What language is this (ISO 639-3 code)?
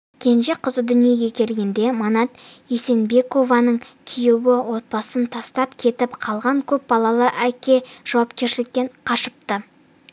kaz